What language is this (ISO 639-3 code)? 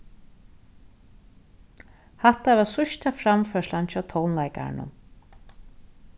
fao